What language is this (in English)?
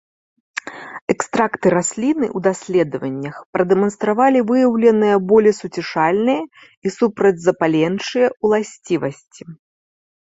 Belarusian